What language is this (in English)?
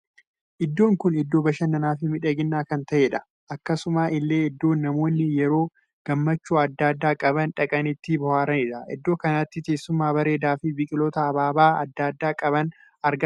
Oromo